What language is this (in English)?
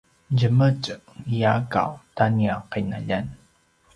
Paiwan